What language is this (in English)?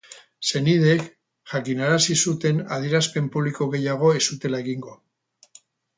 Basque